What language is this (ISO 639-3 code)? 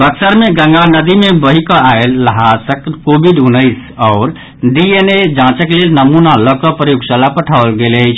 mai